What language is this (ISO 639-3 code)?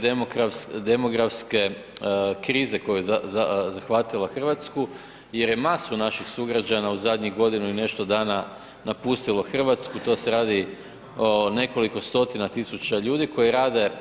hrv